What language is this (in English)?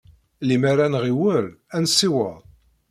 Kabyle